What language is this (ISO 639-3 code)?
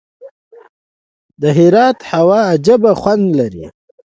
pus